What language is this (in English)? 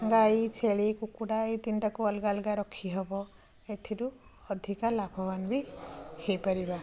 Odia